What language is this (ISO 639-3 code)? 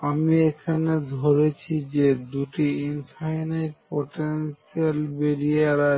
ben